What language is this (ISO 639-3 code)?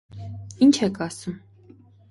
hye